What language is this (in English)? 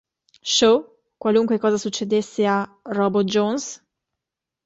Italian